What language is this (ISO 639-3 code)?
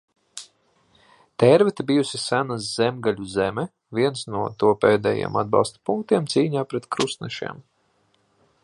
lav